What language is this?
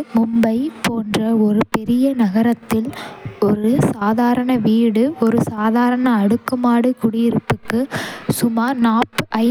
Kota (India)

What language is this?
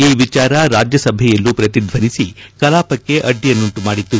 Kannada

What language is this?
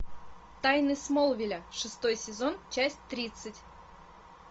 Russian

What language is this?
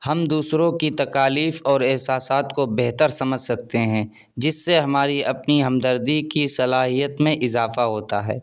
Urdu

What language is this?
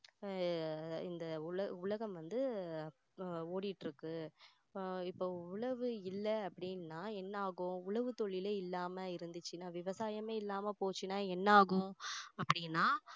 Tamil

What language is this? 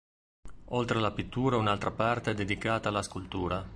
Italian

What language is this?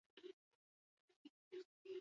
Basque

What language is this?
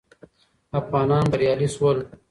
Pashto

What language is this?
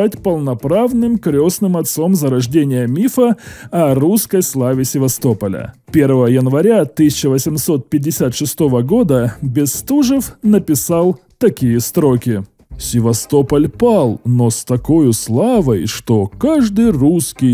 Russian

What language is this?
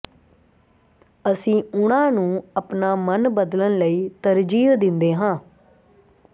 Punjabi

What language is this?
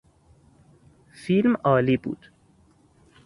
Persian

